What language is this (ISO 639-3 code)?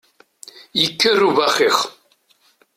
kab